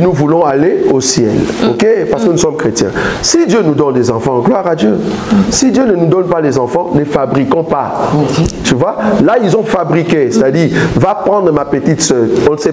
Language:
French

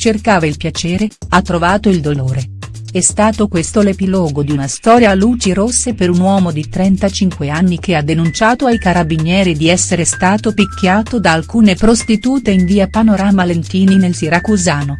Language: Italian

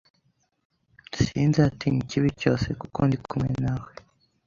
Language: Kinyarwanda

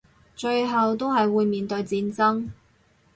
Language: Cantonese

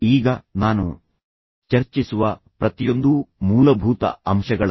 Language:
Kannada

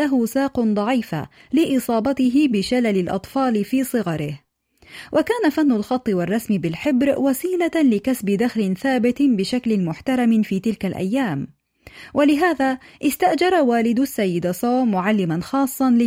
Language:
Arabic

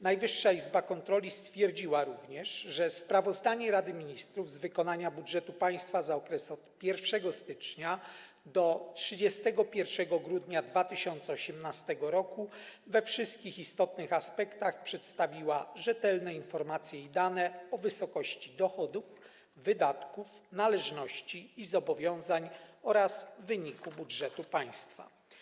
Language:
Polish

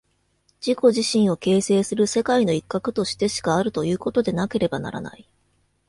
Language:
Japanese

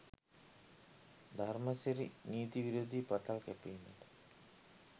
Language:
Sinhala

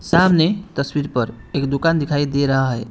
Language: Hindi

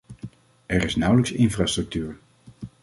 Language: Dutch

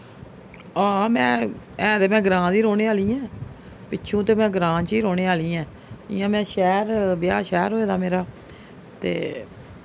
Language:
Dogri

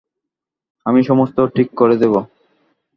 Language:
Bangla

